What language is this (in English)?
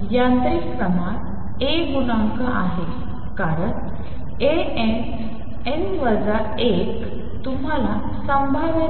Marathi